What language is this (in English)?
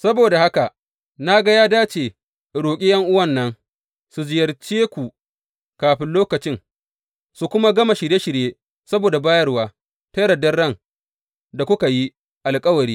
Hausa